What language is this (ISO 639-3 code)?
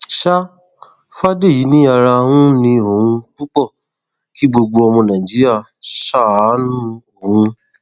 yor